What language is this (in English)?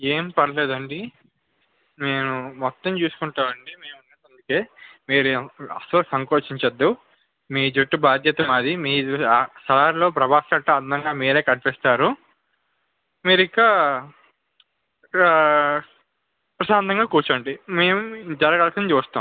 Telugu